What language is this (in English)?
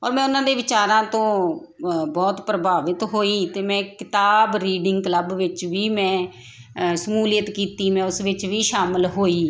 Punjabi